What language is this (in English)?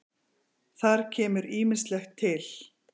Icelandic